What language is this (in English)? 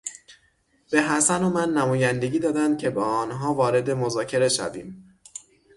Persian